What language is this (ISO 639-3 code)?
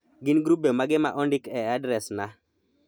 luo